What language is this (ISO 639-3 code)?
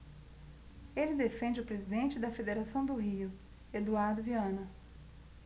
por